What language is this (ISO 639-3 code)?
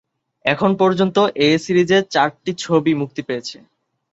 ben